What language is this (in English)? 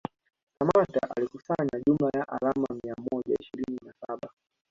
Swahili